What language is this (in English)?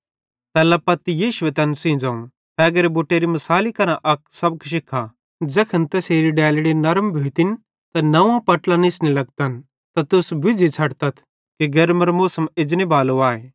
Bhadrawahi